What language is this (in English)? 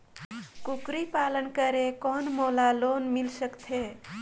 Chhattisgarhi